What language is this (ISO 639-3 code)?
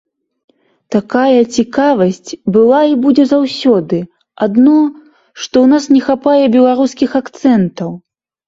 bel